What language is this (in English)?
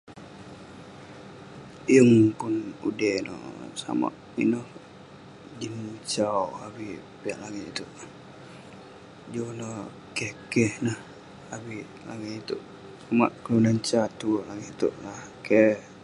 Western Penan